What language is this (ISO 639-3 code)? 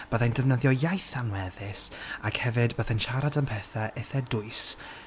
cym